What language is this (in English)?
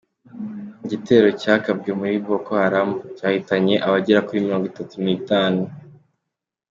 Kinyarwanda